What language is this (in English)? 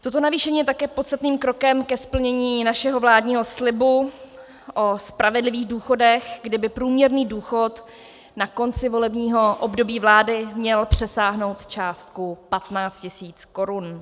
Czech